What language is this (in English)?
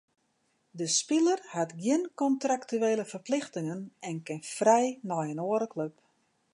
Western Frisian